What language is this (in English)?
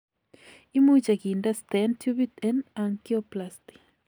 Kalenjin